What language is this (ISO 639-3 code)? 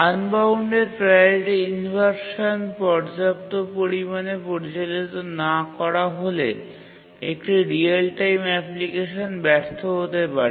ben